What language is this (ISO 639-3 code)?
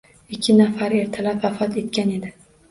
uzb